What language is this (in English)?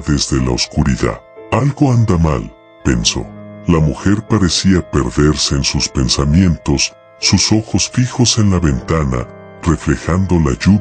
Spanish